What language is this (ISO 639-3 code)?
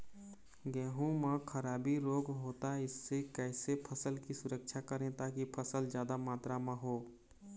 hne